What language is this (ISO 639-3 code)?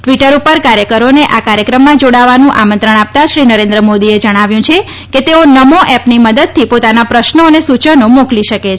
guj